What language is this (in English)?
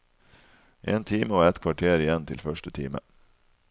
Norwegian